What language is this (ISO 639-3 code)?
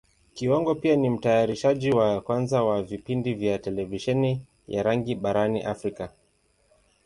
swa